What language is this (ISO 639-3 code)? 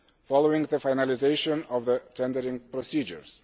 eng